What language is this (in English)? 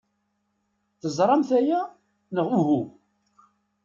Kabyle